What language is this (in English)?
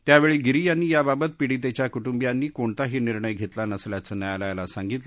Marathi